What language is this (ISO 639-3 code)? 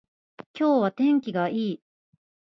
jpn